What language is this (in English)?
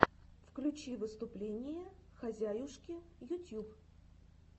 Russian